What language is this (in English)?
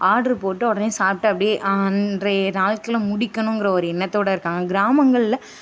Tamil